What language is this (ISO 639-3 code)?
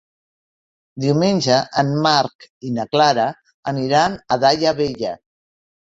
cat